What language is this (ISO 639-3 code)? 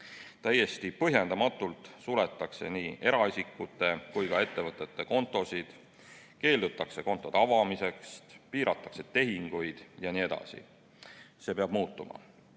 est